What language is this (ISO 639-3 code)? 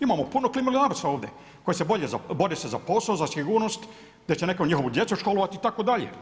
hrv